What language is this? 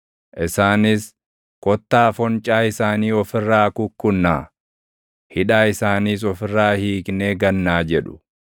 Oromo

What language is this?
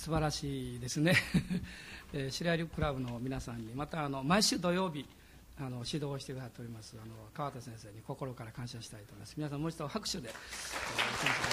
Japanese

